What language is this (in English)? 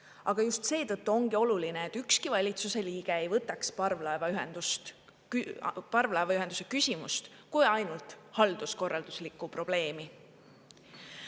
Estonian